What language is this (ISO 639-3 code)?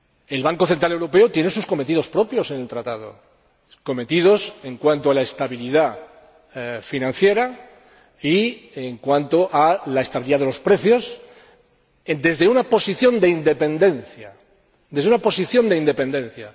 spa